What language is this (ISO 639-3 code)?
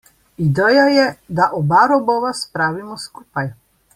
slv